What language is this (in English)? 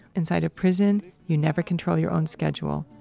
English